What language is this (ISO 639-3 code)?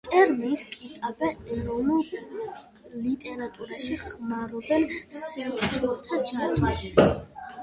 kat